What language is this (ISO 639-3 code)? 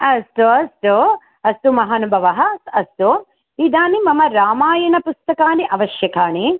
san